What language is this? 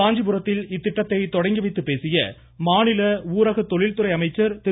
Tamil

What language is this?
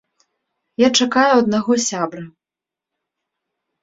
Belarusian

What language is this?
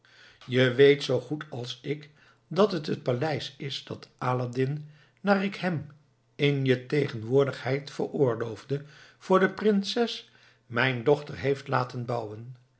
Dutch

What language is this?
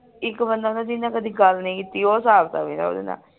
Punjabi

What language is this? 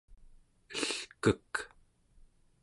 Central Yupik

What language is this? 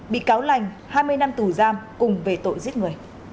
Vietnamese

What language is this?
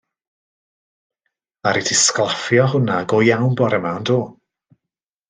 Welsh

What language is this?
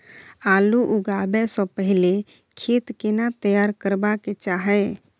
Maithili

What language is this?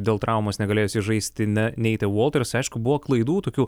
Lithuanian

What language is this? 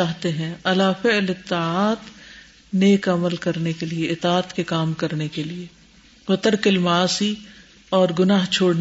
Urdu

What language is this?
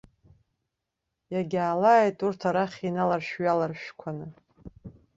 Abkhazian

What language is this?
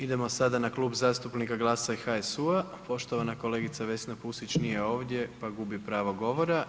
Croatian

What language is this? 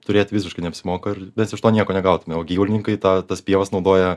Lithuanian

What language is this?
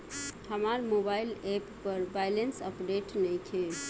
Bhojpuri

